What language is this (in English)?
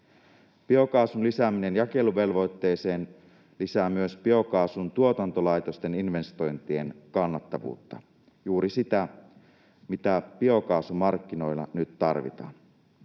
Finnish